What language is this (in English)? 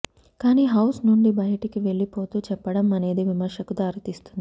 Telugu